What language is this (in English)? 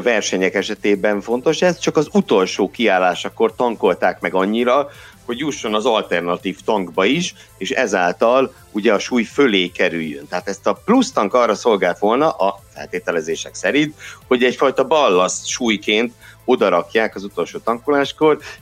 Hungarian